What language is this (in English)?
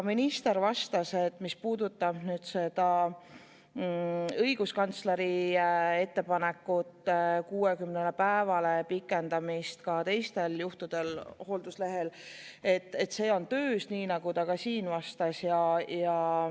Estonian